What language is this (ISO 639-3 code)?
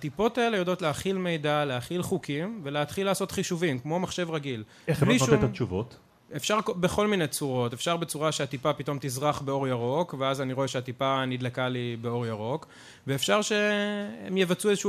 heb